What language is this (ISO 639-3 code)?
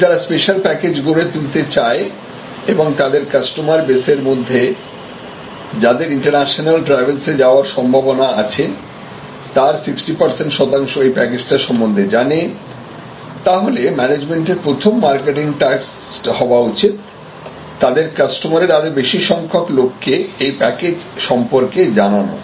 ben